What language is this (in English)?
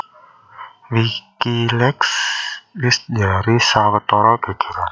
Javanese